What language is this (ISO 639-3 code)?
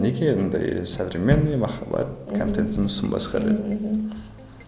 kaz